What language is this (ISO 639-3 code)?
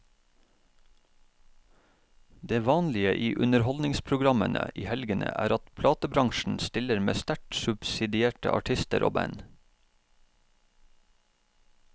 nor